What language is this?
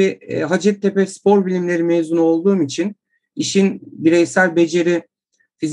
Turkish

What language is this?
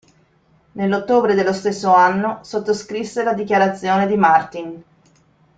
Italian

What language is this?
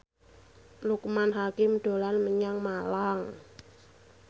Javanese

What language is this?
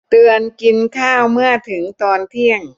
Thai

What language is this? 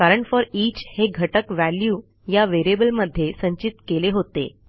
Marathi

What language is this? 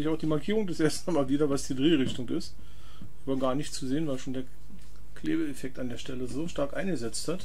German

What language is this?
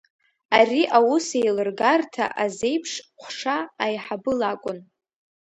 Abkhazian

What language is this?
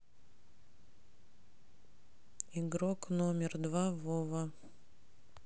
Russian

